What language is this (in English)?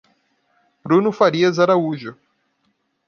Portuguese